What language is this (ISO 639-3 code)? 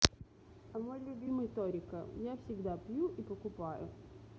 rus